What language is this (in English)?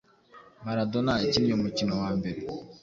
Kinyarwanda